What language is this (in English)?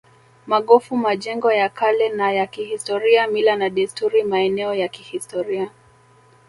Swahili